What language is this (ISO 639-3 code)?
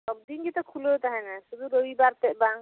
sat